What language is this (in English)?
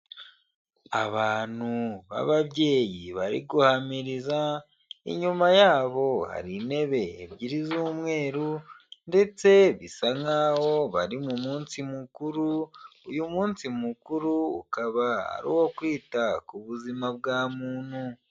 Kinyarwanda